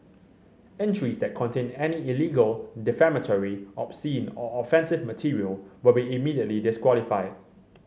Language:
English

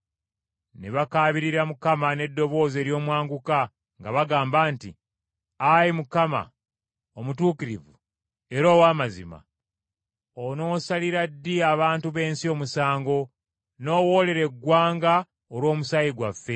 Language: Ganda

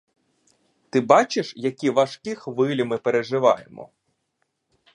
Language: Ukrainian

